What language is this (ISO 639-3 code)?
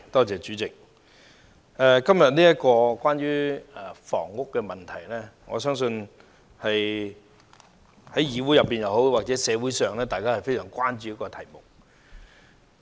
yue